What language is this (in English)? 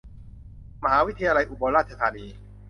Thai